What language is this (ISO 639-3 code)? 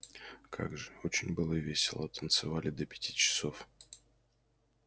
rus